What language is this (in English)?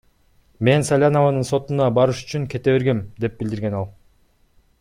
Kyrgyz